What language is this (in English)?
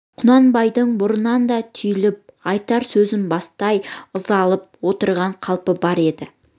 Kazakh